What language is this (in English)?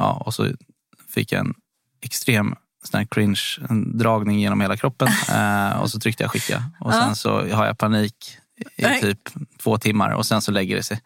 Swedish